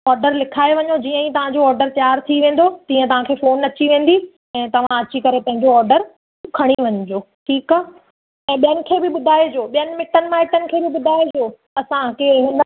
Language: Sindhi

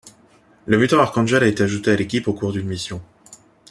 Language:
French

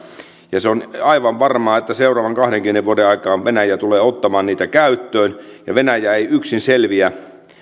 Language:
Finnish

